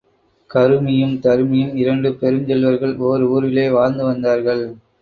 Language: Tamil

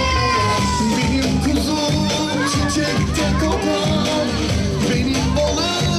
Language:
Arabic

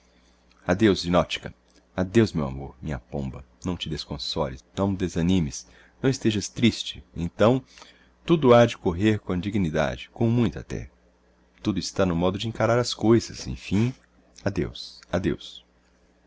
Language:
Portuguese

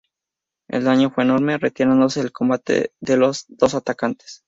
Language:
Spanish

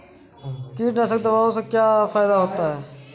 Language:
Hindi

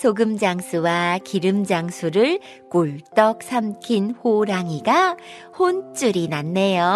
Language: Korean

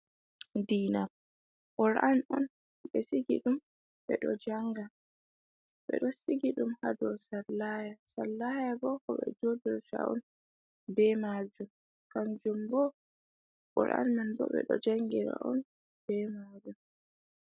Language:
Fula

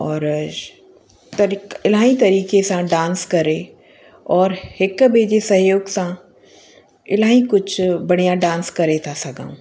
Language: Sindhi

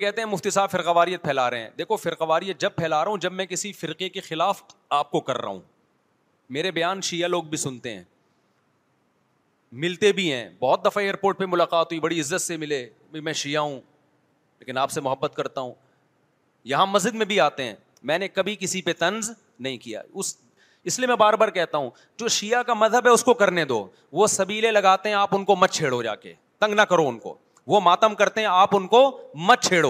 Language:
Urdu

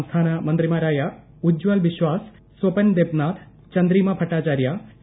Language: Malayalam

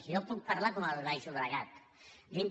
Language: Catalan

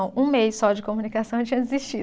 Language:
Portuguese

